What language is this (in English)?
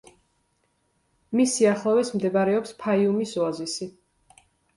Georgian